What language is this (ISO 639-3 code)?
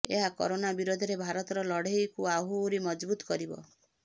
ori